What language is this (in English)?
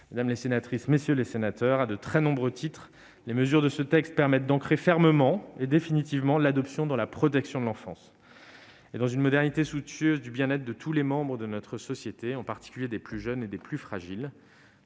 French